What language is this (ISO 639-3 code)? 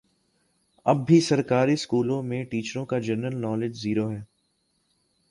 urd